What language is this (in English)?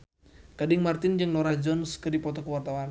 Sundanese